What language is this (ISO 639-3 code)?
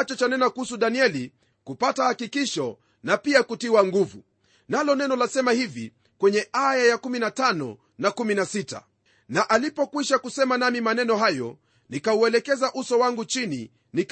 swa